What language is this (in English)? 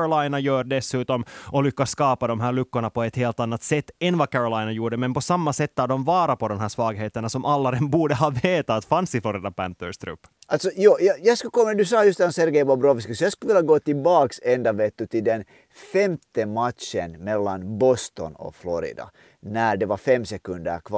Swedish